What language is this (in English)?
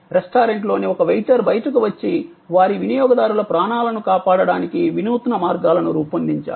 Telugu